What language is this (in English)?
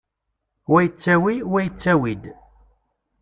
Kabyle